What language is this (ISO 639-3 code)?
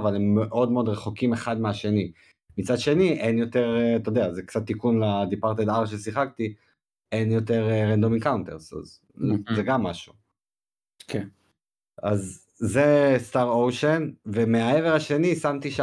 heb